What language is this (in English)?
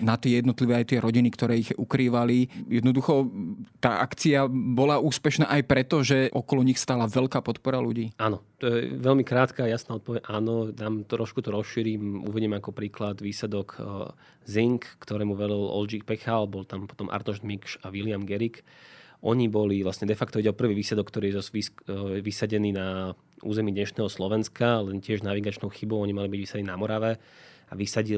Slovak